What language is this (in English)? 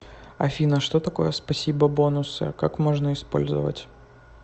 Russian